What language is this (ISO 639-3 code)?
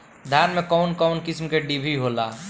bho